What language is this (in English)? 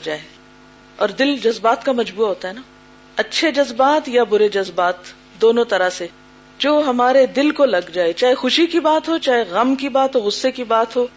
Urdu